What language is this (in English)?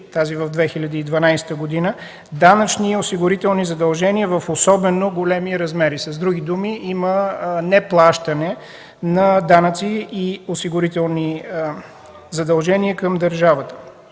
Bulgarian